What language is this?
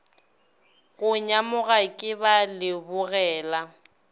Northern Sotho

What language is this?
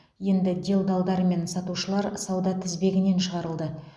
Kazakh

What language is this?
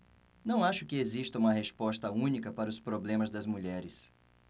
Portuguese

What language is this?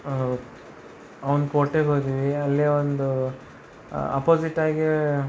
Kannada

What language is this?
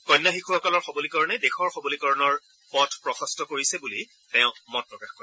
Assamese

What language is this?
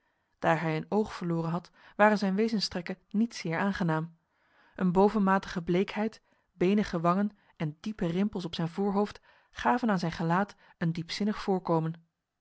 Dutch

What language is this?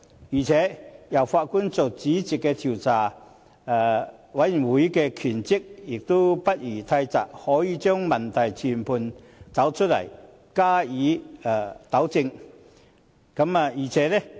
Cantonese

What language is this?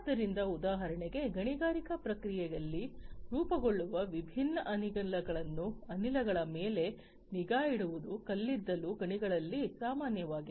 Kannada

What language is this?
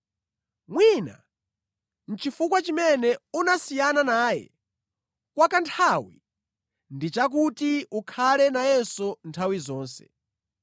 Nyanja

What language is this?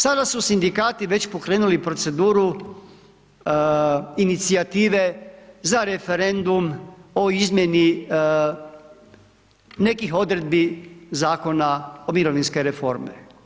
Croatian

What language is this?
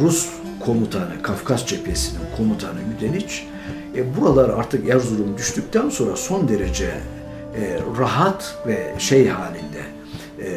Turkish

